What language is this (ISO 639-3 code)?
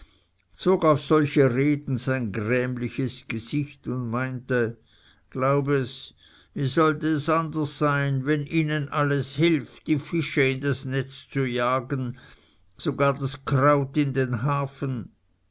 deu